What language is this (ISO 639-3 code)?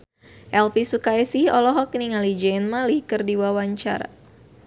sun